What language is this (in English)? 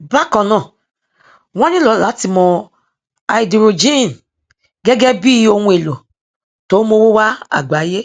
Yoruba